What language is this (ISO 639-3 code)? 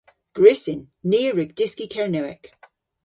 cor